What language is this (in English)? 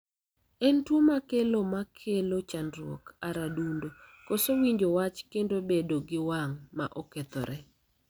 Luo (Kenya and Tanzania)